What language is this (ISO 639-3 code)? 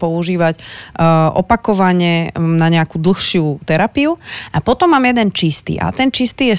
slk